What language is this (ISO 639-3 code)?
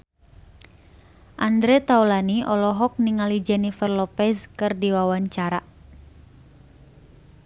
sun